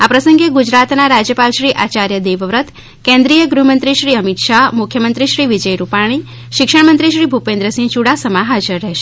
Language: Gujarati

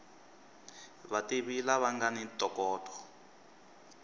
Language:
Tsonga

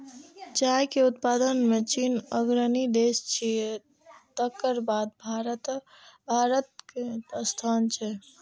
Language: Maithili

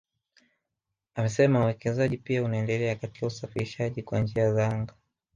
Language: Swahili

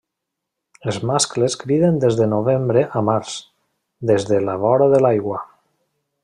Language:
Catalan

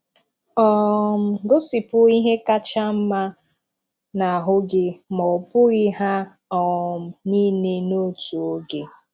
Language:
Igbo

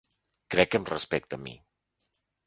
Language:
Catalan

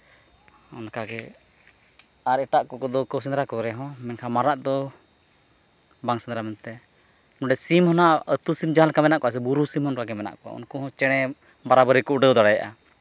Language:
Santali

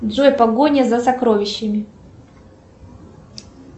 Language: Russian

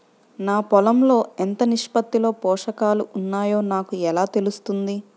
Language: Telugu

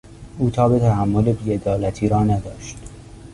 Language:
Persian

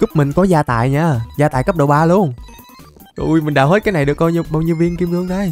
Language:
Vietnamese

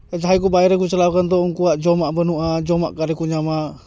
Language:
Santali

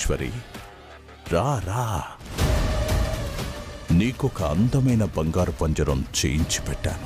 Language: Telugu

